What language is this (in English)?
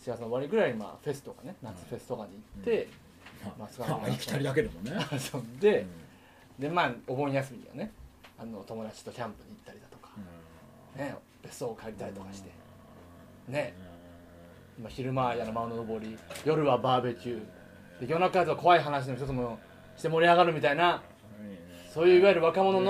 Japanese